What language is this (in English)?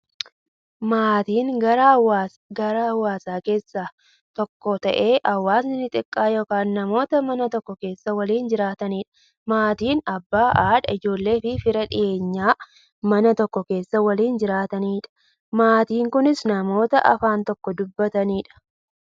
Oromo